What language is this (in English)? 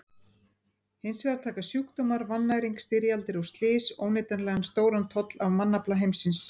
Icelandic